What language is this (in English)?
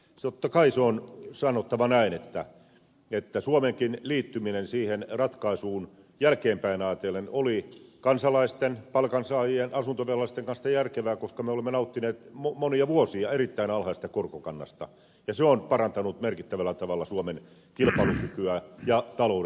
Finnish